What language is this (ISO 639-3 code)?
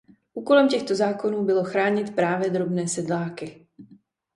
ces